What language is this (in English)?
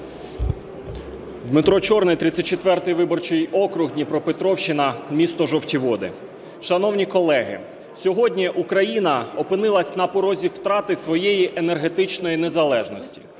Ukrainian